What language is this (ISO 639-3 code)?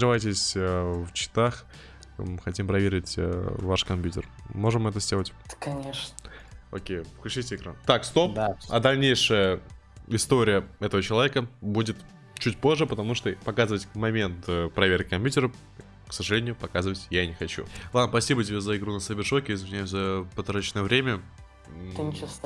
rus